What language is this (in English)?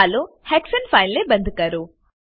Gujarati